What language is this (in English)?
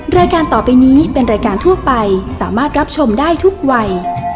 Thai